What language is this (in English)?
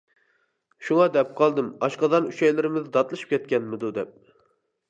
Uyghur